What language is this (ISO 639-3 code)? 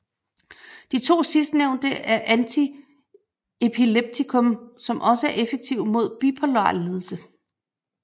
dan